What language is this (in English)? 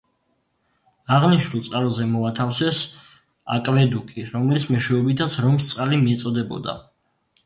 Georgian